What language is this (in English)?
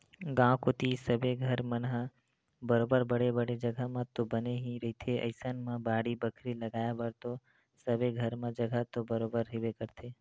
Chhattisgarhi